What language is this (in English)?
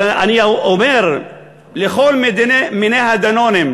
Hebrew